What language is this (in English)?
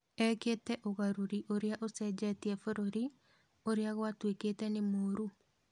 Kikuyu